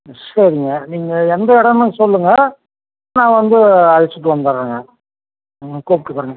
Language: Tamil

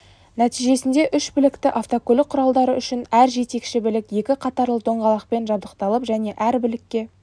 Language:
Kazakh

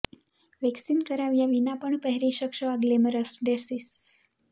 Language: Gujarati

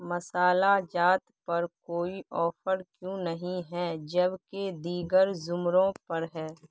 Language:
Urdu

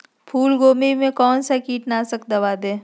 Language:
Magahi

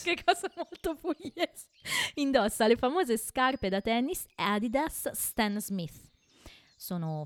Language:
Italian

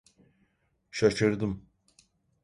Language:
Turkish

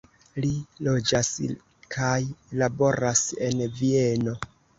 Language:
Esperanto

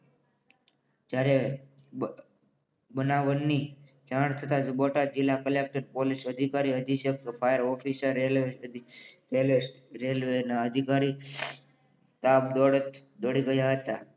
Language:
Gujarati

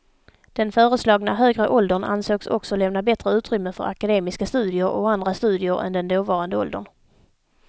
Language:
Swedish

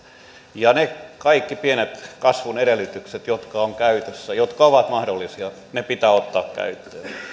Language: Finnish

